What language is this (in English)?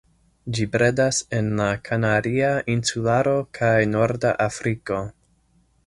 Esperanto